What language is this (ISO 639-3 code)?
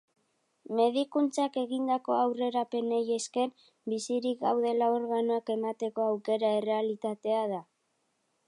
eus